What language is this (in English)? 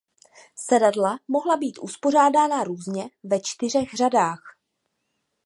Czech